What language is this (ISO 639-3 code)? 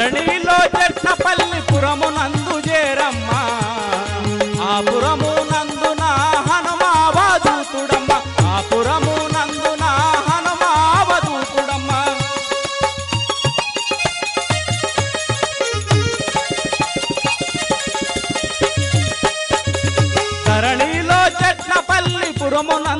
hin